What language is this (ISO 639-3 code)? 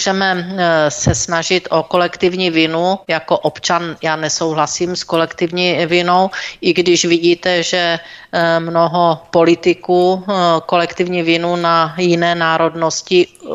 ces